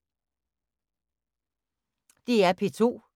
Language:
Danish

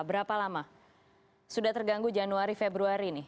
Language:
Indonesian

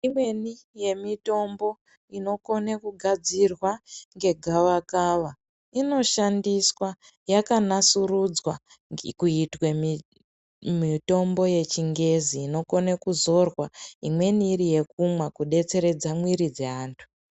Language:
Ndau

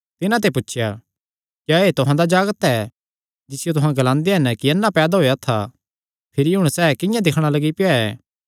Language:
Kangri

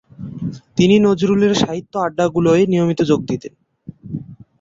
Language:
Bangla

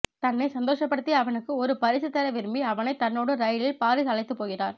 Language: Tamil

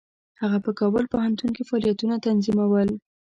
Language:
Pashto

